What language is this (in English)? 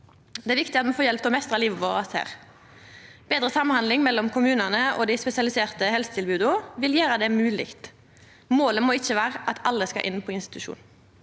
Norwegian